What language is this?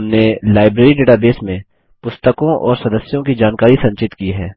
Hindi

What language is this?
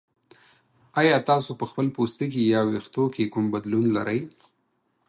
Pashto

